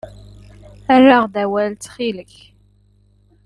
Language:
Kabyle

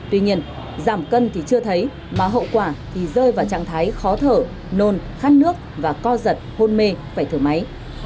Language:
Vietnamese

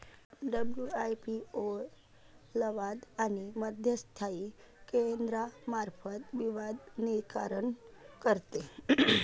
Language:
Marathi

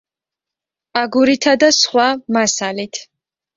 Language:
Georgian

